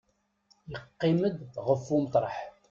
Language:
Kabyle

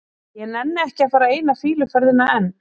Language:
Icelandic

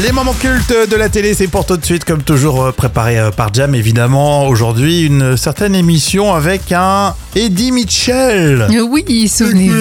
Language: French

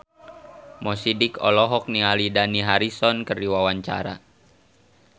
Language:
Sundanese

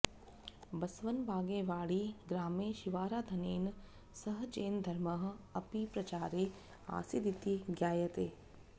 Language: Sanskrit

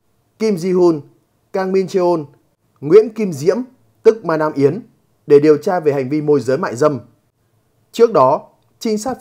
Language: Vietnamese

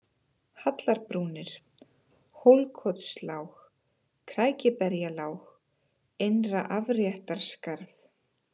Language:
Icelandic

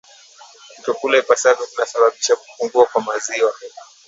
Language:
Swahili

